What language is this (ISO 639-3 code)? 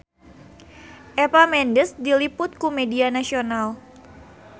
sun